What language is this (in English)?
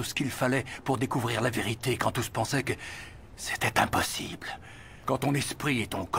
French